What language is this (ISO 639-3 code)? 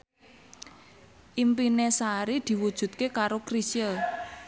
jav